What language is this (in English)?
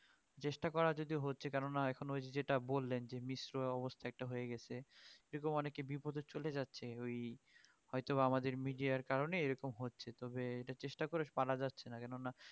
Bangla